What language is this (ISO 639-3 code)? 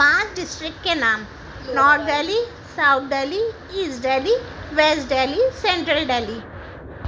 urd